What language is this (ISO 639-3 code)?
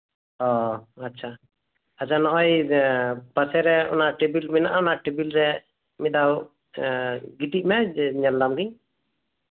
sat